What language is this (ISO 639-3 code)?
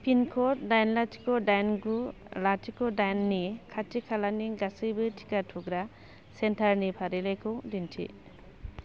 brx